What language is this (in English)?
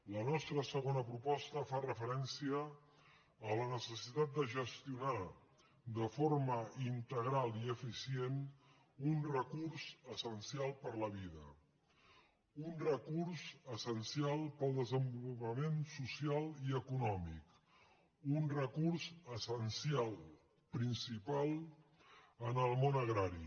Catalan